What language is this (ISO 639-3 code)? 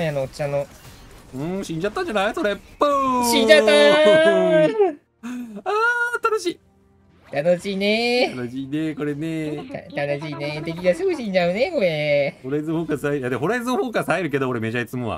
jpn